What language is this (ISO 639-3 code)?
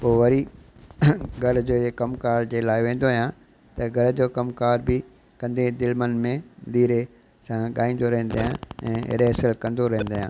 snd